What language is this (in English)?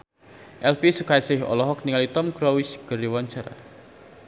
Sundanese